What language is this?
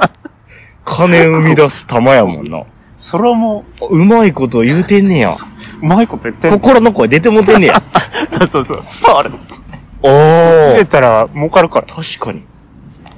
Japanese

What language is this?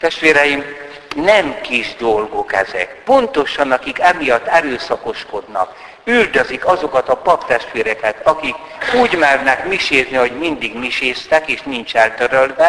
Hungarian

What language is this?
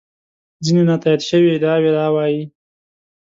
Pashto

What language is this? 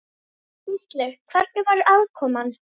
Icelandic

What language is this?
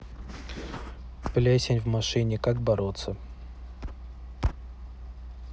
Russian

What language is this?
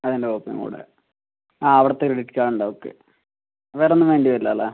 Malayalam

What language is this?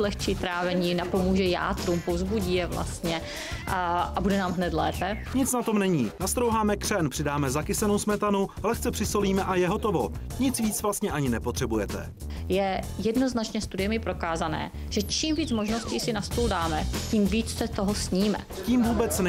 Czech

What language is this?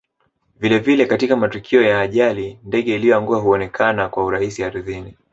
Swahili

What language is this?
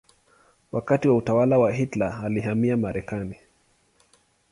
Swahili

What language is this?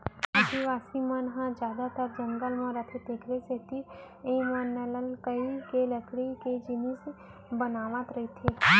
Chhattisgarhi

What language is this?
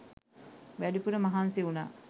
Sinhala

